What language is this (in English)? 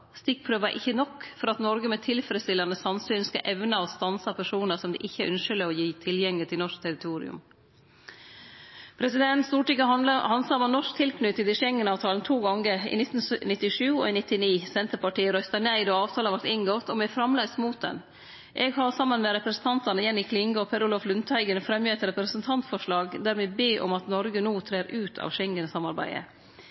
Norwegian Nynorsk